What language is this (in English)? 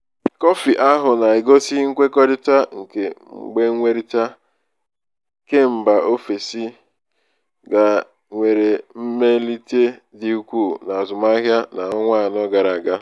Igbo